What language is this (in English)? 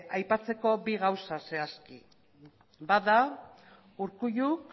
Basque